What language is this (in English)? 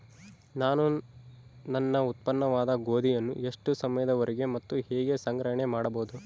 Kannada